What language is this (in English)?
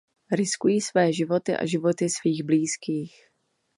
Czech